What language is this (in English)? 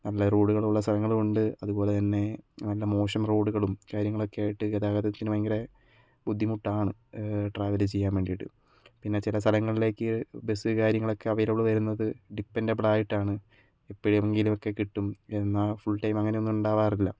Malayalam